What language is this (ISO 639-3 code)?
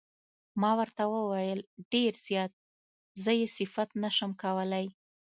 pus